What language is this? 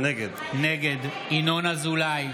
Hebrew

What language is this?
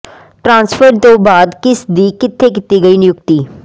Punjabi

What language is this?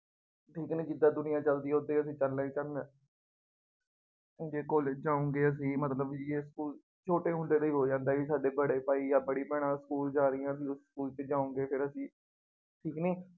Punjabi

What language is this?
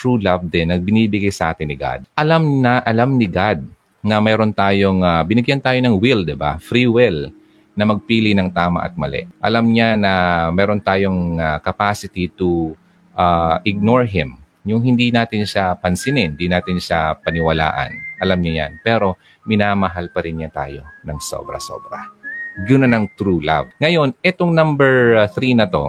Filipino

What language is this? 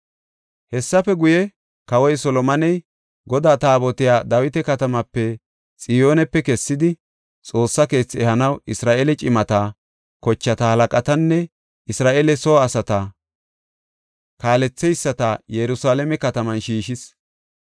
Gofa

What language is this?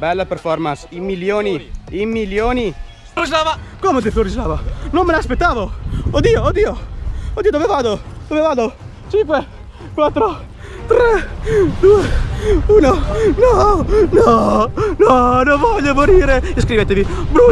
Italian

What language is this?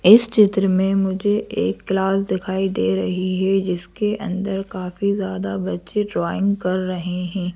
Hindi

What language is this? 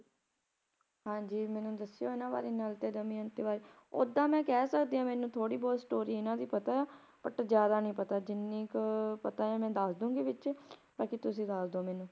Punjabi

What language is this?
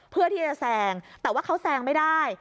Thai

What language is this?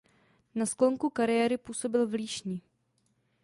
Czech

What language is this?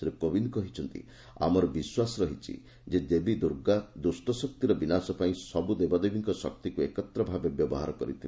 Odia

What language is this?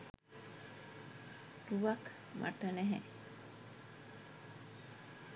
Sinhala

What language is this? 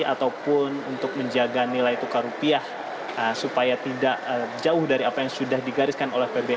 Indonesian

